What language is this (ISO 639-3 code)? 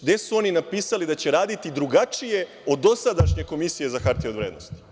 srp